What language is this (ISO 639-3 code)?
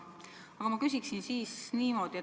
est